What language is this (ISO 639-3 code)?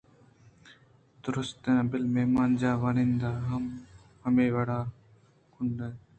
bgp